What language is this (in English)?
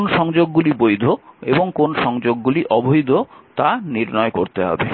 Bangla